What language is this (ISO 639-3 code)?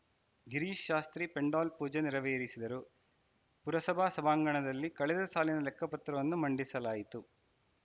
kan